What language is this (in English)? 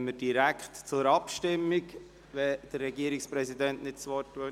Swiss German